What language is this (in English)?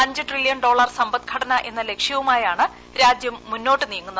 Malayalam